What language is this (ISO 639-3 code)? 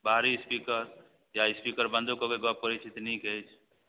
mai